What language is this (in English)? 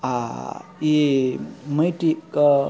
Maithili